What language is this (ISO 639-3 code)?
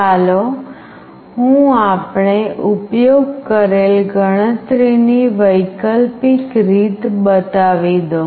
guj